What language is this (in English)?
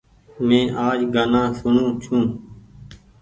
Goaria